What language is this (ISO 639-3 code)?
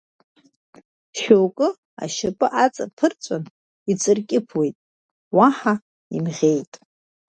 abk